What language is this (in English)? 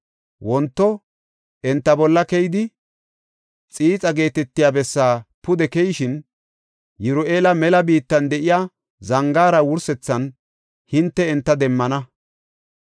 Gofa